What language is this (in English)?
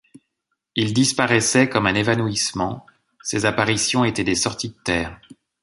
French